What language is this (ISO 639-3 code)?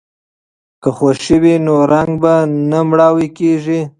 pus